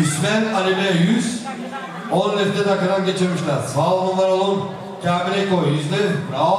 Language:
Turkish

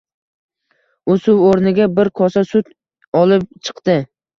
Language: Uzbek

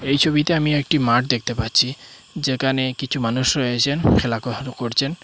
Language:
Bangla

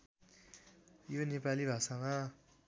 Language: Nepali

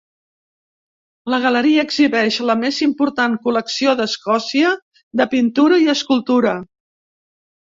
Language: Catalan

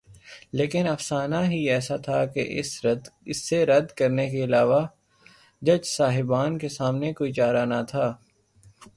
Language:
Urdu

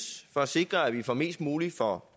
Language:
Danish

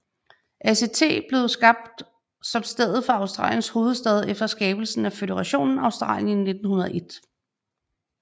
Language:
Danish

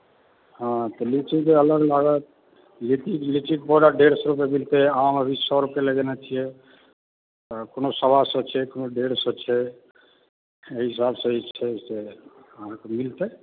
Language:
Maithili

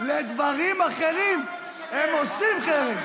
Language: Hebrew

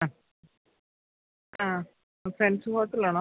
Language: Malayalam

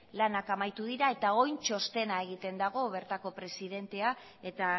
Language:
Basque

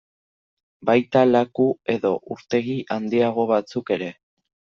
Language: Basque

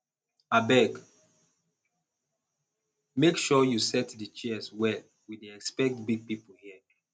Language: Nigerian Pidgin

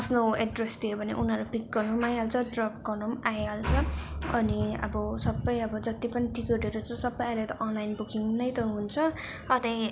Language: Nepali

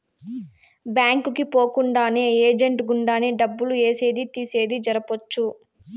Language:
Telugu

